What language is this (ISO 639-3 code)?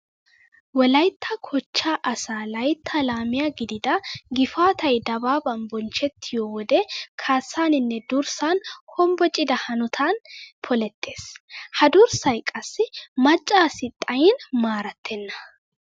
wal